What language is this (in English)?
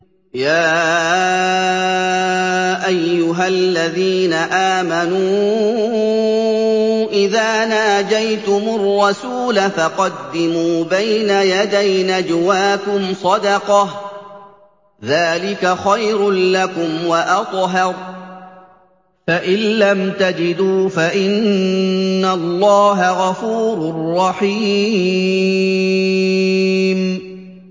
Arabic